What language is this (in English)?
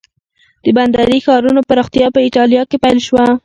Pashto